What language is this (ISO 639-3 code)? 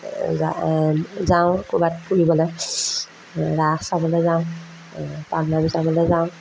asm